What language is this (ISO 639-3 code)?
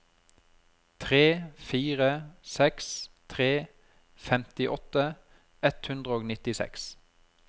nor